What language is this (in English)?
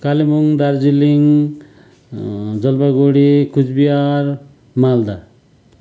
Nepali